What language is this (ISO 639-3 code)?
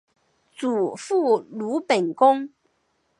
zho